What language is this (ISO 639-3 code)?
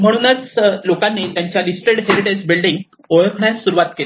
mar